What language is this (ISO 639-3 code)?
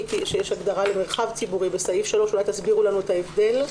heb